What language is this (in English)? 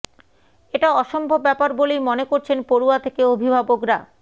Bangla